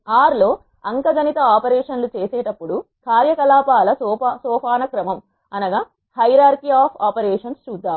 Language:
Telugu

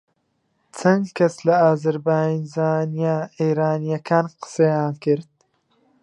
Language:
Central Kurdish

